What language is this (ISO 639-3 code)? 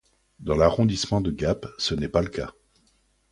fra